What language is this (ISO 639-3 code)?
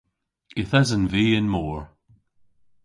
cor